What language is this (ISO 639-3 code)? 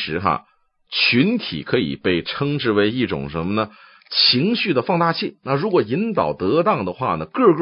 zho